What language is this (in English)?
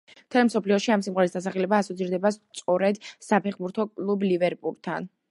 Georgian